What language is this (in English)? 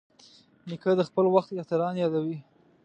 Pashto